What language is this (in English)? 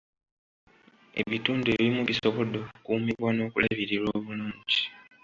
Ganda